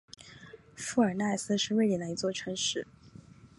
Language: Chinese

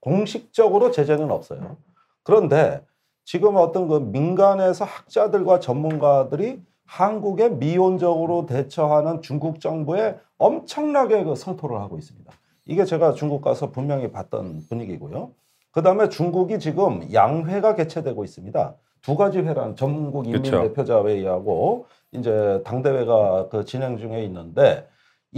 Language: Korean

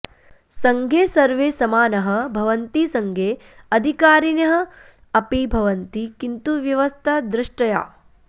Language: Sanskrit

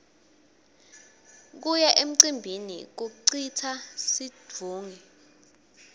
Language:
Swati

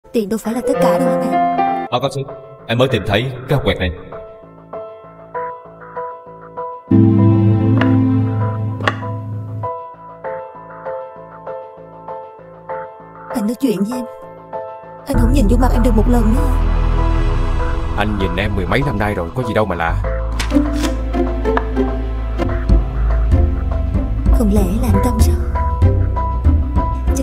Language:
Vietnamese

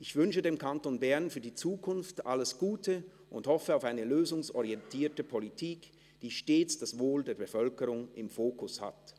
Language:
Swiss German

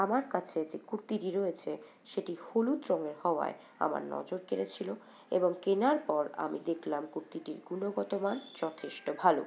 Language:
Bangla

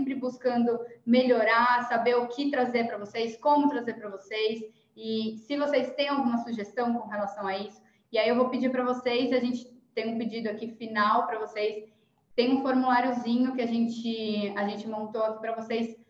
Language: Portuguese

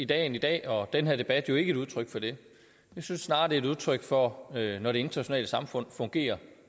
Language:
Danish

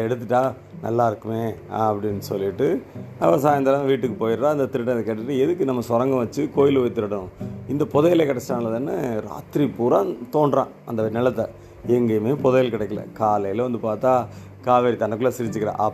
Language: Tamil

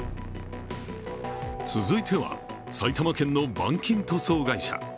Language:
Japanese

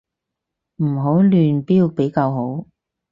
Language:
Cantonese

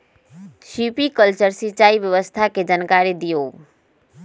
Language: Magahi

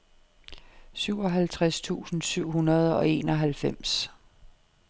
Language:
Danish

